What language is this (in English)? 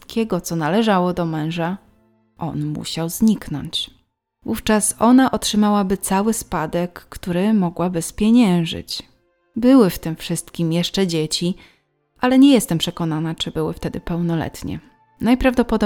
Polish